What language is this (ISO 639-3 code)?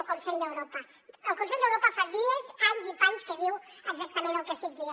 cat